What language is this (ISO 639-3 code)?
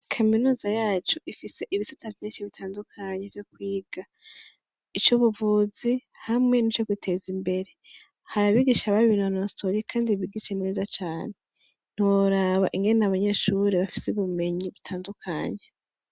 run